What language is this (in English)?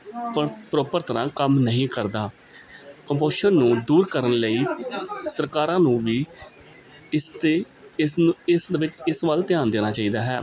Punjabi